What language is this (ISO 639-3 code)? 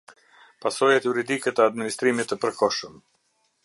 sqi